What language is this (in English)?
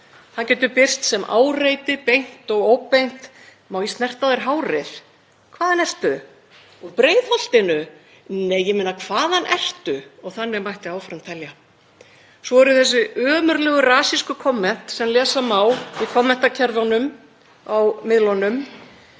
Icelandic